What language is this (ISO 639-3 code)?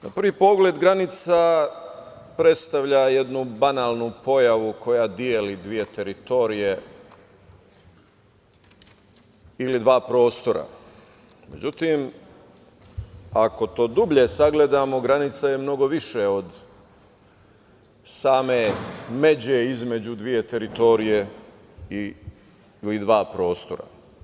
srp